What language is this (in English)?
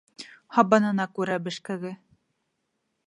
Bashkir